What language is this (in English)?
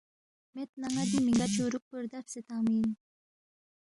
Balti